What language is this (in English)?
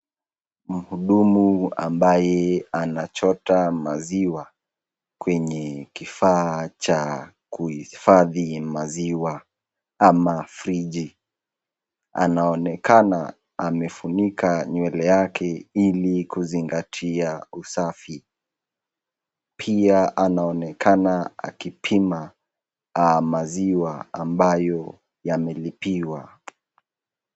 Swahili